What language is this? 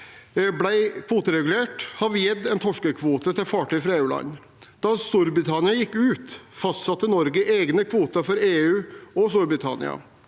Norwegian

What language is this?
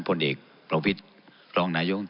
Thai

